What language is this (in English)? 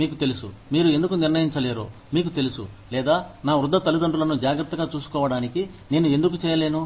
Telugu